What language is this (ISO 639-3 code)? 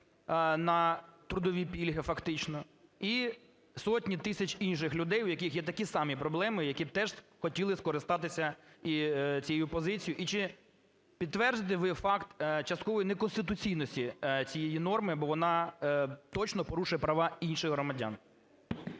ukr